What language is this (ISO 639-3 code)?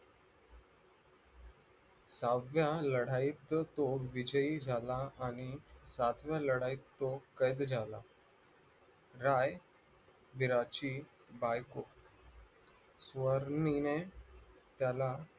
mar